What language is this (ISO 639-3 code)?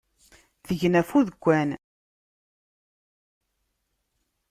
kab